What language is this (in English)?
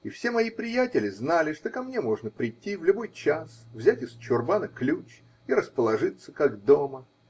Russian